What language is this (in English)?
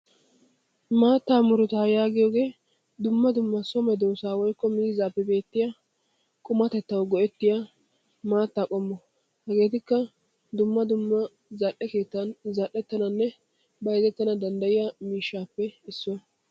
Wolaytta